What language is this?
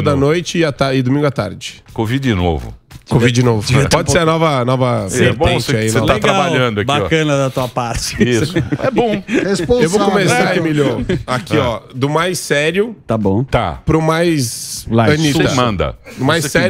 Portuguese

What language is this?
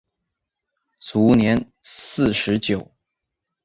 Chinese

